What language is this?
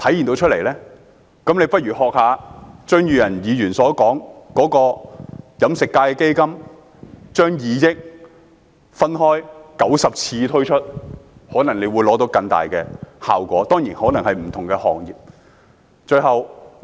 Cantonese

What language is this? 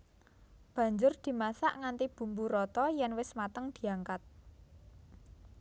Javanese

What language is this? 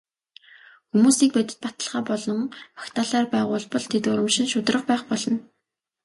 Mongolian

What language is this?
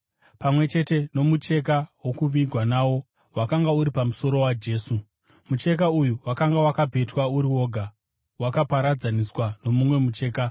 Shona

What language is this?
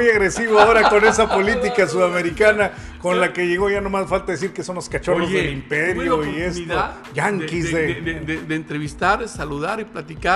Spanish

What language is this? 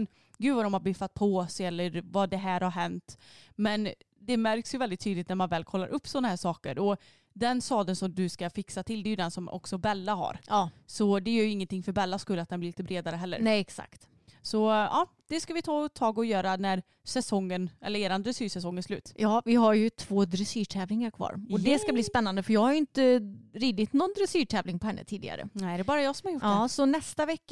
Swedish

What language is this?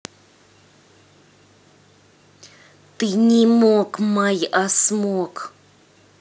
Russian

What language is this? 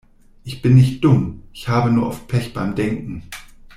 German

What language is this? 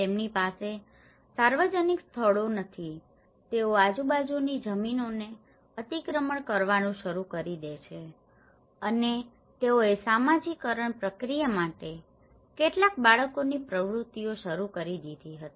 Gujarati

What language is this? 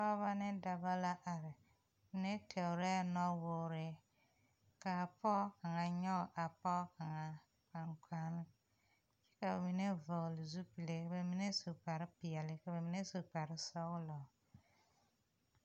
Southern Dagaare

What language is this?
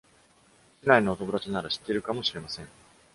Japanese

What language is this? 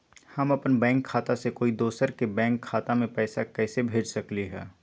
Magahi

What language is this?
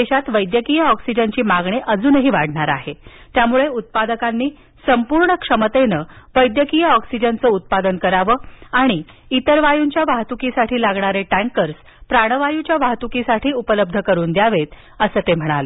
Marathi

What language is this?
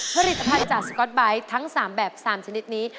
Thai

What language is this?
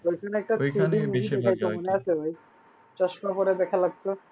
Bangla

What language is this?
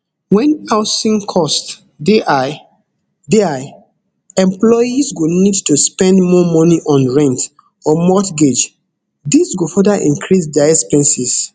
Nigerian Pidgin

